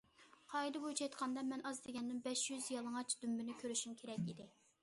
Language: Uyghur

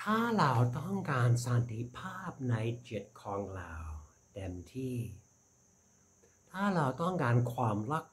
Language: Thai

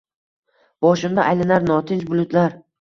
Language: Uzbek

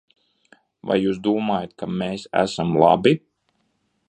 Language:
Latvian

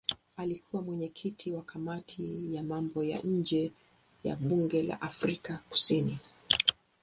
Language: Swahili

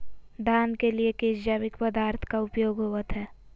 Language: Magahi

